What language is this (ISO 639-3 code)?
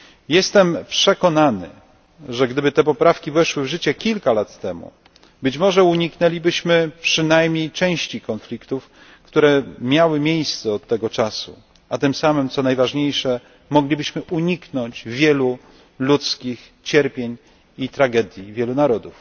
pol